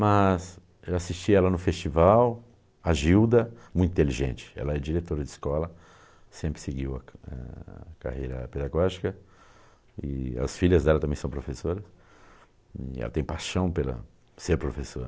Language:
Portuguese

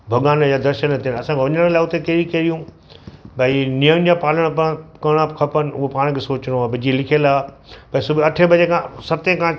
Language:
Sindhi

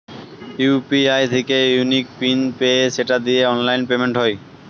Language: Bangla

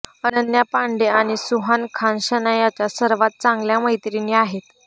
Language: Marathi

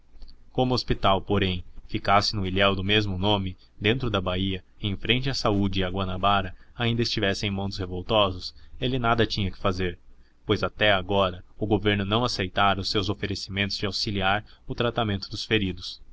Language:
Portuguese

